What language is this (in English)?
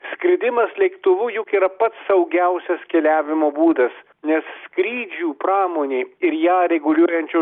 Lithuanian